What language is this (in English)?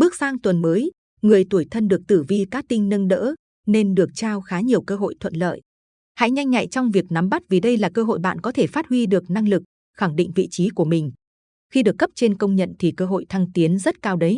Vietnamese